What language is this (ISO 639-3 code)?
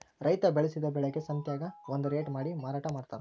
kan